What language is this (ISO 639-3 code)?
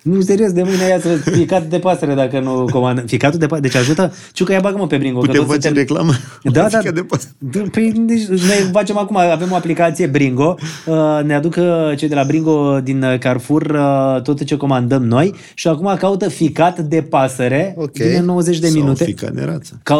ron